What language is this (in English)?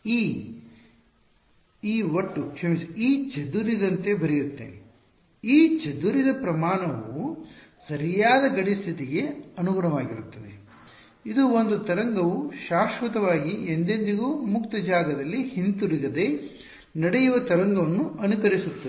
Kannada